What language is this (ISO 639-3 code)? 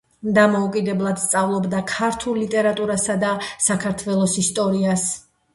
kat